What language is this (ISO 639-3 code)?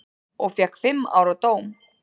isl